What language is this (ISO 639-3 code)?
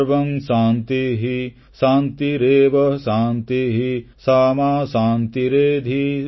ori